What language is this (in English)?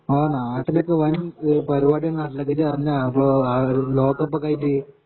Malayalam